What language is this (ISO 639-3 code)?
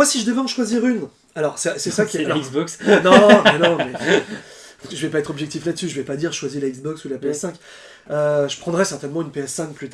fra